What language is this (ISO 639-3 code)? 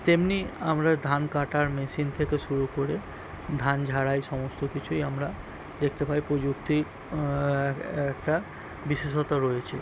ben